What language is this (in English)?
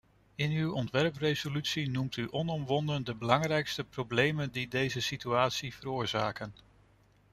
Dutch